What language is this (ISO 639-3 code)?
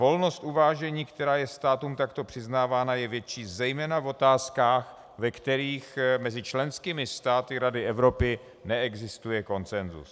ces